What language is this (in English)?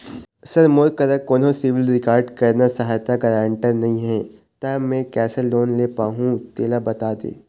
Chhattisgarhi